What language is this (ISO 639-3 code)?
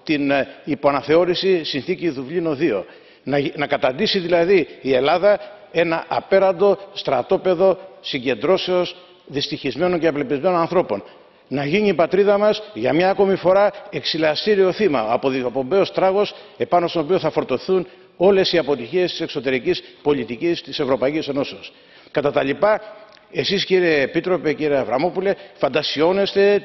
ell